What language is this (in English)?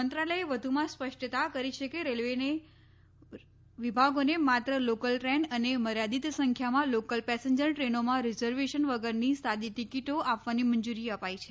Gujarati